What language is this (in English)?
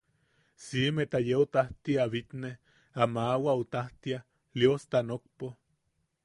Yaqui